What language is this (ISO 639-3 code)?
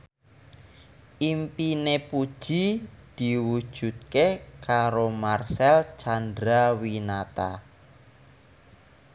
jav